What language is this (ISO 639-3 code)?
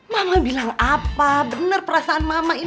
ind